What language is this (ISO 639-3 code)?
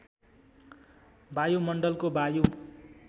nep